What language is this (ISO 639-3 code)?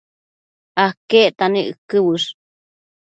mcf